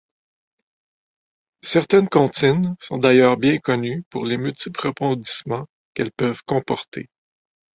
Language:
French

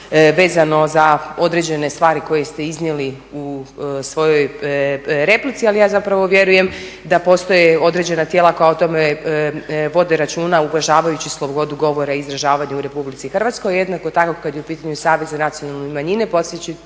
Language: Croatian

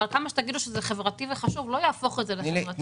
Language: Hebrew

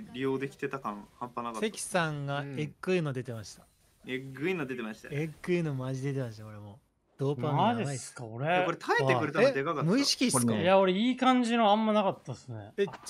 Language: Japanese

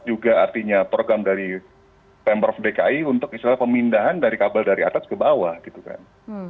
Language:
Indonesian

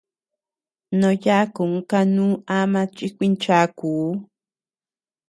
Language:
Tepeuxila Cuicatec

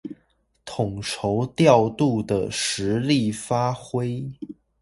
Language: Chinese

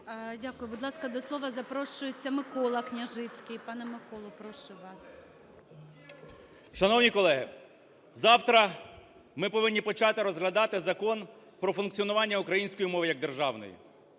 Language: Ukrainian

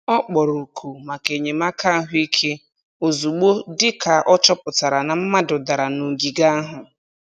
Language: Igbo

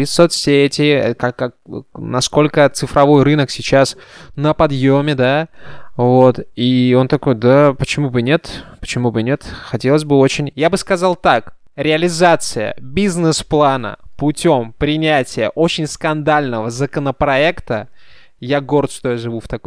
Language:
Russian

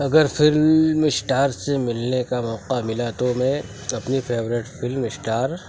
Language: Urdu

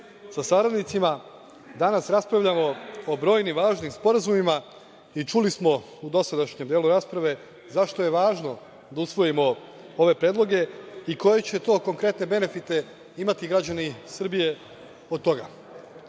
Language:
Serbian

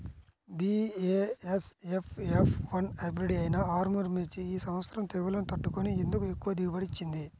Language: Telugu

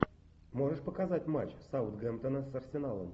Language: Russian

